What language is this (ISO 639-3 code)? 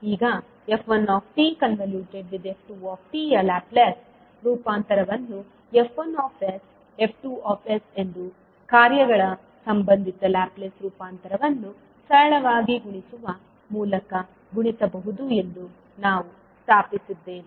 kan